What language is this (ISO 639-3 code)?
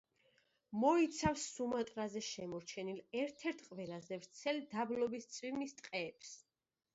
kat